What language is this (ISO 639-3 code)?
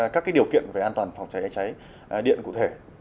vie